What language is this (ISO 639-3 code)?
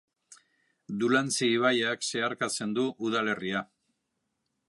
eus